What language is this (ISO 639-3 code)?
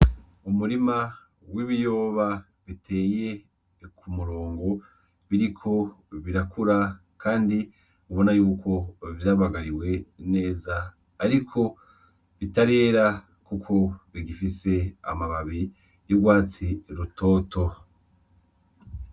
run